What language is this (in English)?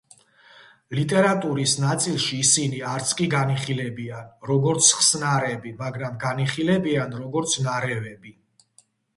Georgian